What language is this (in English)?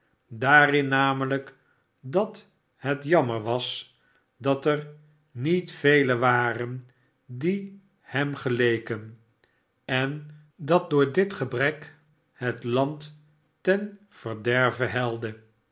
Dutch